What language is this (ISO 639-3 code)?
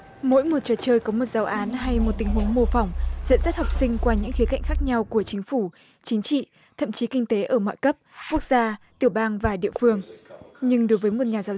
vie